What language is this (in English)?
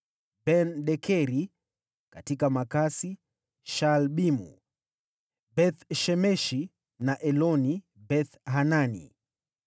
Swahili